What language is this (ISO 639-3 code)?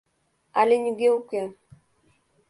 chm